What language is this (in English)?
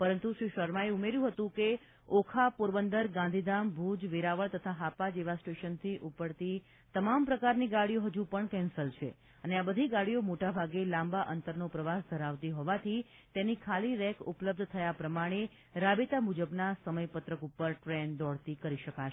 Gujarati